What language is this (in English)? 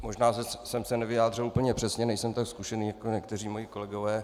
Czech